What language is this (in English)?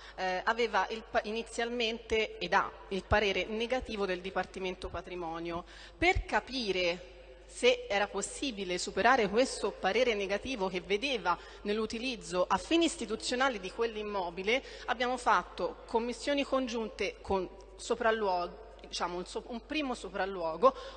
Italian